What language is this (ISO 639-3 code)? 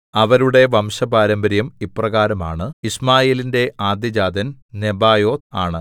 mal